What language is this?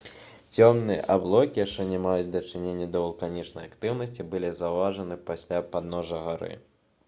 Belarusian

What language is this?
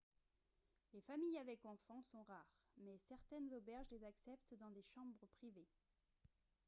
French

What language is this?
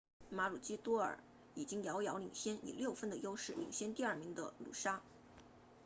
Chinese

